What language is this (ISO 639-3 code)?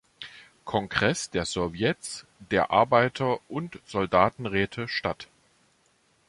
deu